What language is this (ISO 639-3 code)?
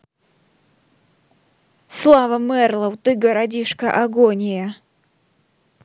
rus